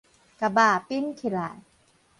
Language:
Min Nan Chinese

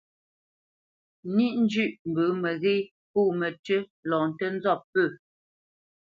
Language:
Bamenyam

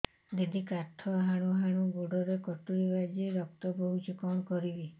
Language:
Odia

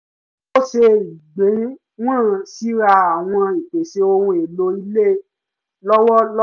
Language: Yoruba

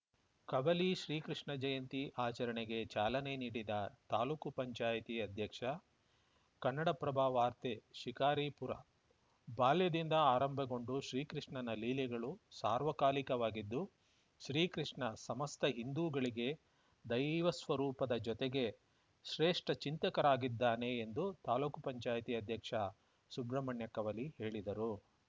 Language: Kannada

